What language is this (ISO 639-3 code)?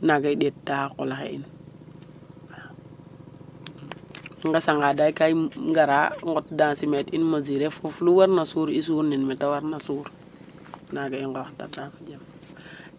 srr